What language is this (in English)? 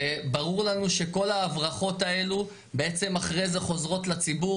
Hebrew